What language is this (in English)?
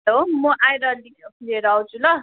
Nepali